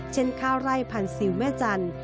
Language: Thai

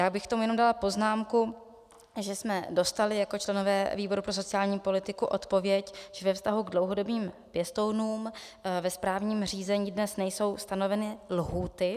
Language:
Czech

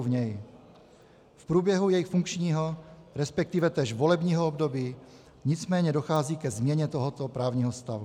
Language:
Czech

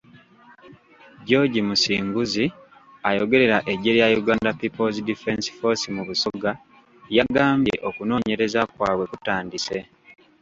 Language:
Ganda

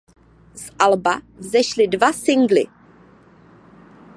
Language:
Czech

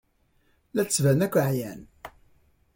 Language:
Kabyle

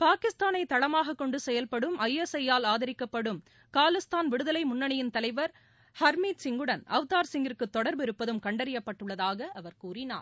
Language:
Tamil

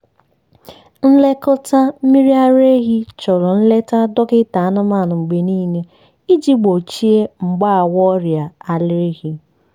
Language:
Igbo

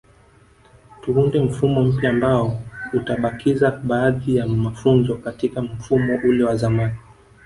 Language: Swahili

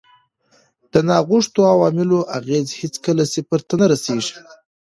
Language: Pashto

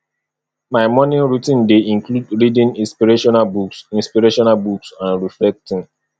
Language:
Nigerian Pidgin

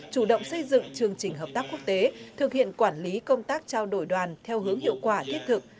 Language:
Vietnamese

